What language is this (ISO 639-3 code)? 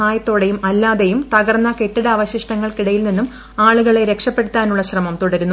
mal